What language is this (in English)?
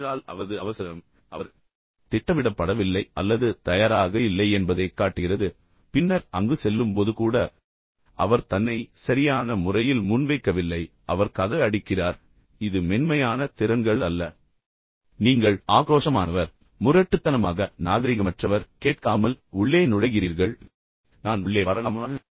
Tamil